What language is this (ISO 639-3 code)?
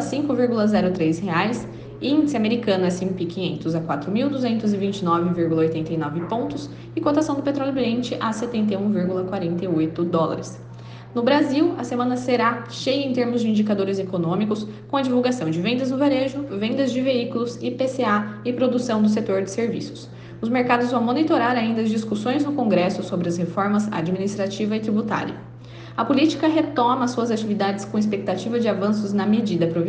por